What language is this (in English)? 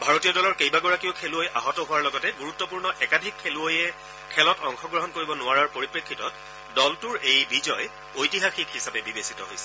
Assamese